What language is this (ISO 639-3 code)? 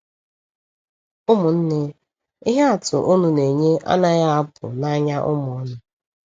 ibo